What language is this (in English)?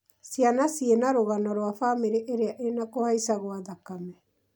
Kikuyu